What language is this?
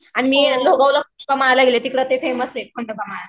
Marathi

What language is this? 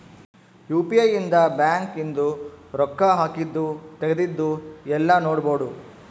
Kannada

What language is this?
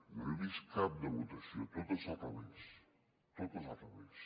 Catalan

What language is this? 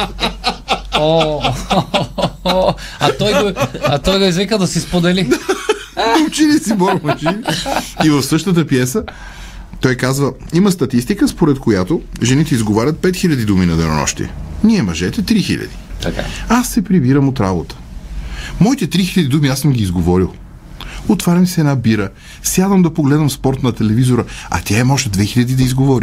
Bulgarian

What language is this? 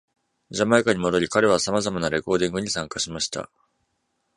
Japanese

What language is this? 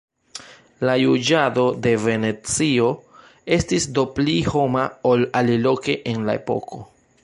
Esperanto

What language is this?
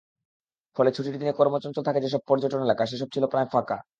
Bangla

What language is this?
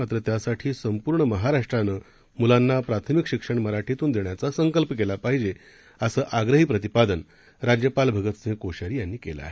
Marathi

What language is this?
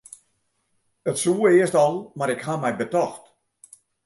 Western Frisian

